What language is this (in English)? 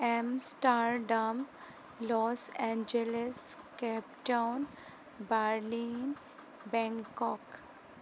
Assamese